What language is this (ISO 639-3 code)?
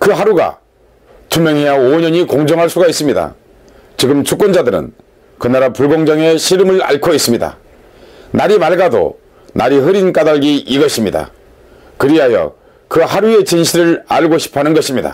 kor